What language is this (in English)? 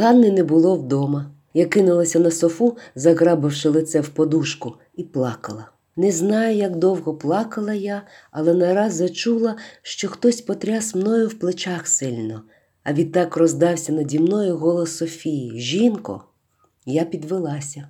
Ukrainian